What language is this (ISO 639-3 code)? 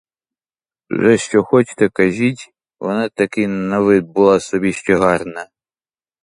ukr